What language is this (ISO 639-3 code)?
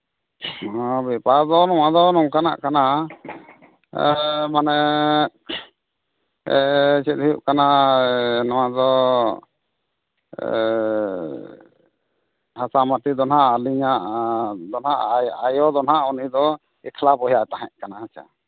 sat